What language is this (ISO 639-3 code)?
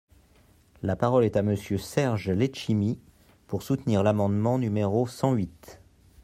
fra